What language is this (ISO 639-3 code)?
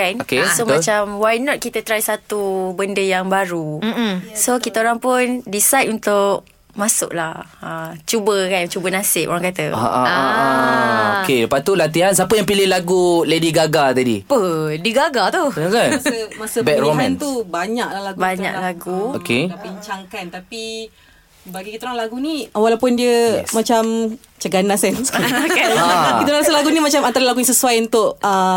msa